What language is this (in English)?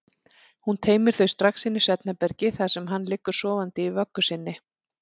Icelandic